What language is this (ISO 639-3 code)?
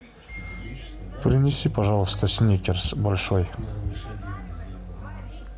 rus